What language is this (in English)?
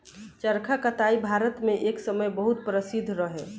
Bhojpuri